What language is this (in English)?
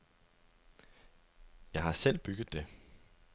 Danish